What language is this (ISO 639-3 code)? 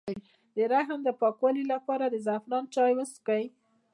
pus